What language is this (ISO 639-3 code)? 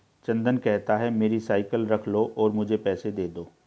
hin